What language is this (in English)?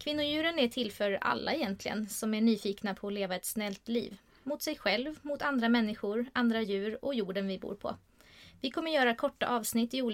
Swedish